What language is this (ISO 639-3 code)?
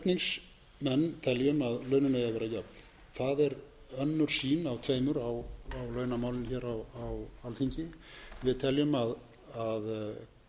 isl